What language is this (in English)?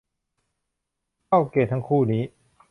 Thai